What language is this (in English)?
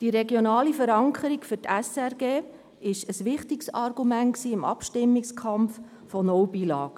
Swiss German